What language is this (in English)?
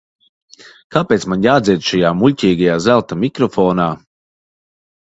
Latvian